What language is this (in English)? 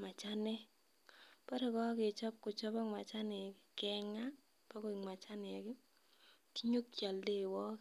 Kalenjin